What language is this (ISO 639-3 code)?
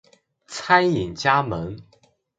zho